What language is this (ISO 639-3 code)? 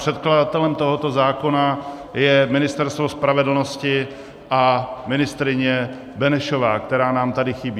ces